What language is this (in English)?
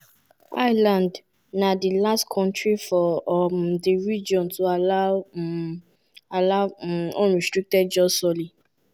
Nigerian Pidgin